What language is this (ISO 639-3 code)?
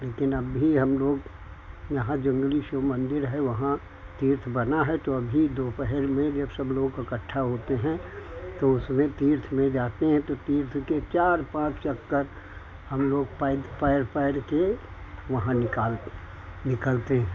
hin